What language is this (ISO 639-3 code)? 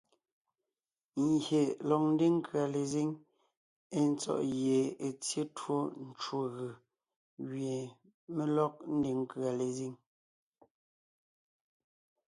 nnh